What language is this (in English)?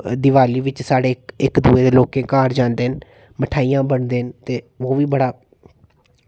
Dogri